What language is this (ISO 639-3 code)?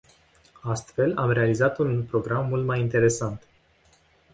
ron